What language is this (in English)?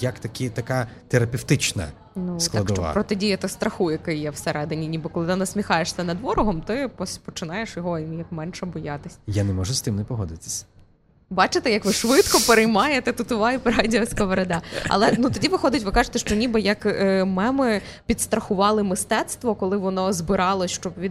Ukrainian